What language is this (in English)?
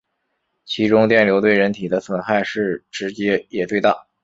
Chinese